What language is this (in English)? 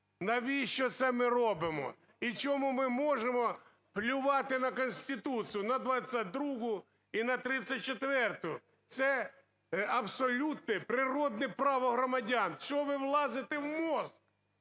Ukrainian